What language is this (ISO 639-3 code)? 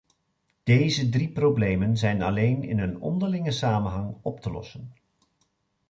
nld